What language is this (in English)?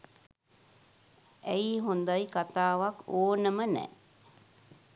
Sinhala